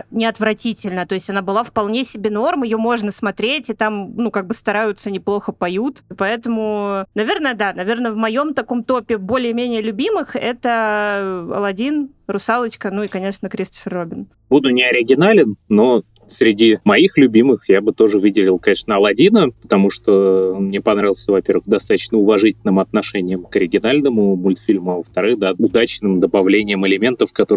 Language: Russian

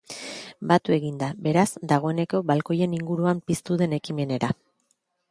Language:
Basque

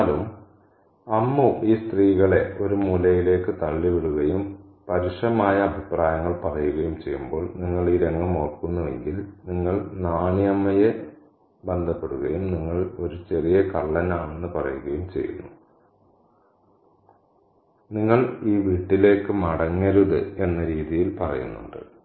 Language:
Malayalam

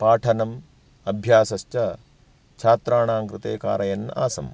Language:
Sanskrit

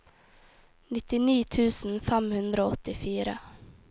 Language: Norwegian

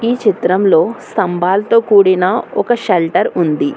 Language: Telugu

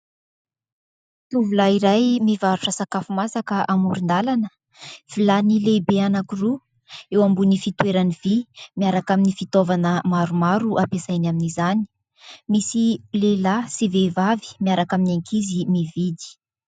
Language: Malagasy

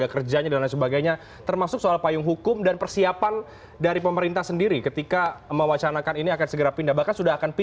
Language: Indonesian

